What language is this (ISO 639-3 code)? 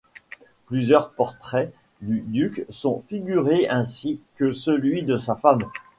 fra